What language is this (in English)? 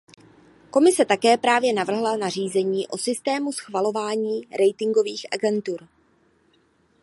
Czech